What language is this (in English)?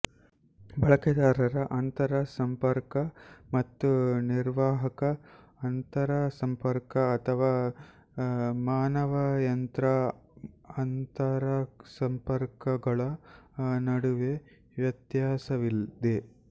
Kannada